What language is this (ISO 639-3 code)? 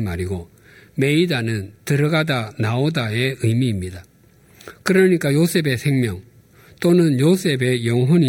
kor